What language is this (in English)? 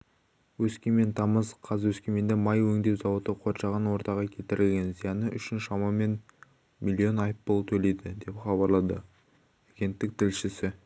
Kazakh